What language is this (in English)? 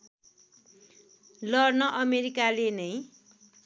Nepali